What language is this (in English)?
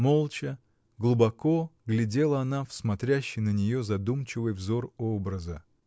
Russian